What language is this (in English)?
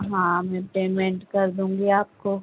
Urdu